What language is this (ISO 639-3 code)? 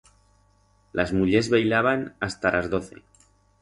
arg